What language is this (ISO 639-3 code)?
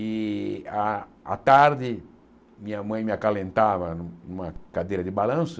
por